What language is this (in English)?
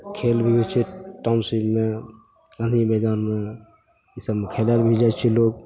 Maithili